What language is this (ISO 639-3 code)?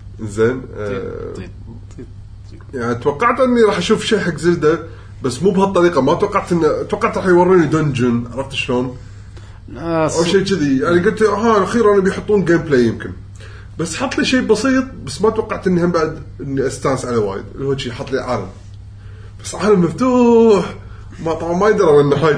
ara